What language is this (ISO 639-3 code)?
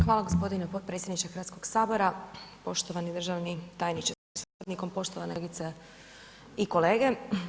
hrv